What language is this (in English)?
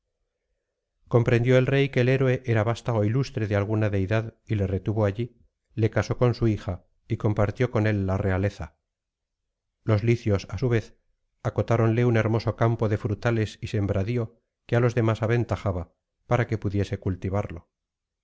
Spanish